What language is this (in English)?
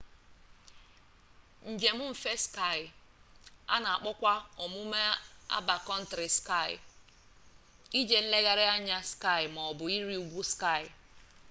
Igbo